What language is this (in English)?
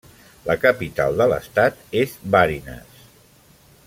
Catalan